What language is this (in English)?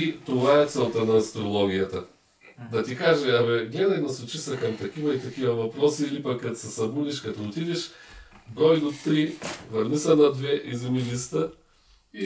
Bulgarian